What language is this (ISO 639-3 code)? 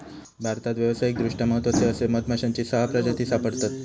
mar